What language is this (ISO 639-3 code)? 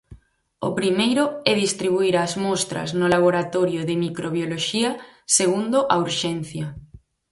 glg